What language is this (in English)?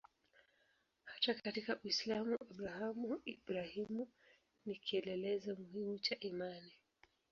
Swahili